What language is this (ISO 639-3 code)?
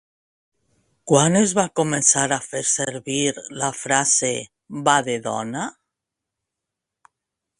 cat